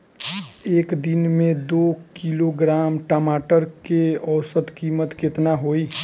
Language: Bhojpuri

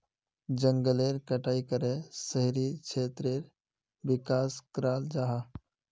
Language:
Magahi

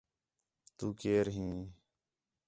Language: Khetrani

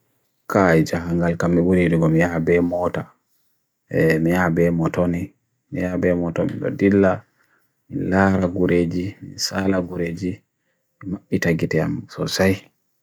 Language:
Bagirmi Fulfulde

